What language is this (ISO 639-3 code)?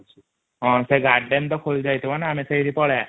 ori